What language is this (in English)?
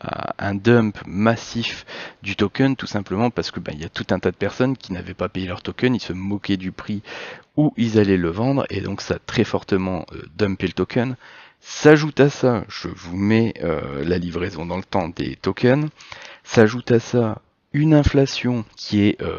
French